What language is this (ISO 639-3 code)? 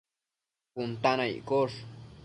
mcf